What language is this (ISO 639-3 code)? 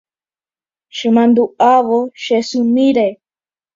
grn